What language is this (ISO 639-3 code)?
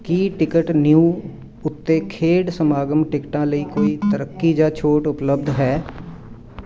pan